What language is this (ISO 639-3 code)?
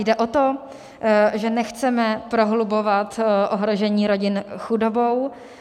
ces